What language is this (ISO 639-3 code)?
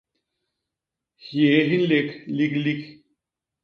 bas